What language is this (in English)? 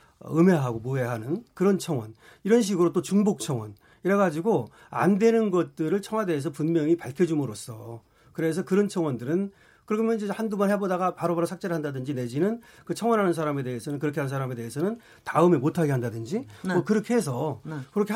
Korean